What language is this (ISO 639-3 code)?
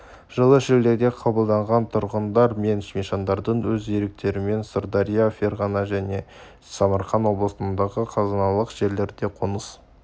kaz